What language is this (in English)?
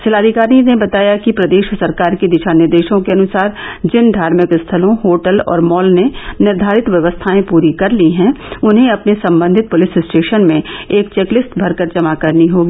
Hindi